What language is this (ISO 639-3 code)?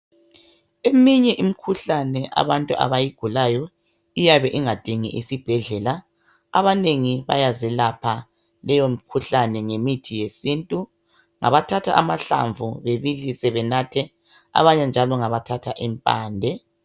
nde